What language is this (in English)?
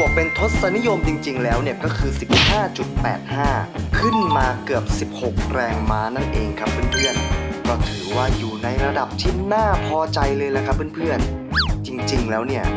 Thai